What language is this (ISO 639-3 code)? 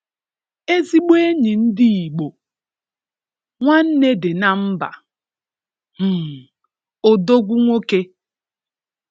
ibo